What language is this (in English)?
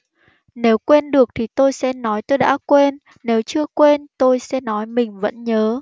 Vietnamese